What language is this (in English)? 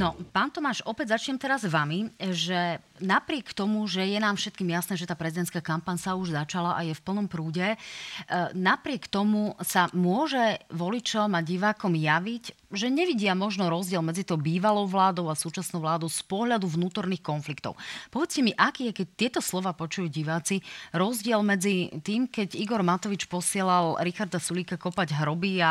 Slovak